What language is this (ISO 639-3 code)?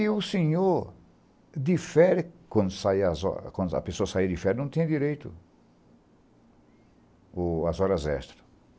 por